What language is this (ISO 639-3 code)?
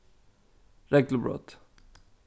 fao